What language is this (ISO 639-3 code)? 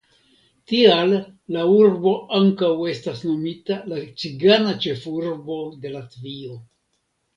epo